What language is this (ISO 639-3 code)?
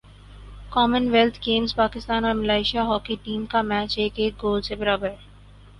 urd